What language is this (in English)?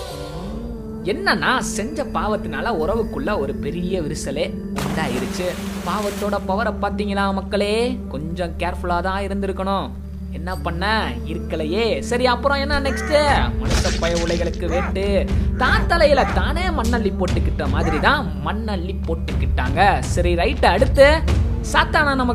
Tamil